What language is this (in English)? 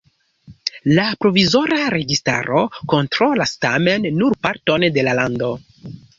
Esperanto